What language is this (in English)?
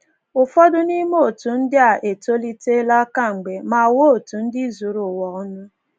Igbo